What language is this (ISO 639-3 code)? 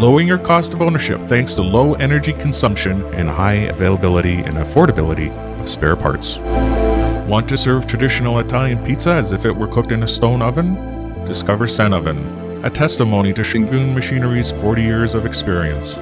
eng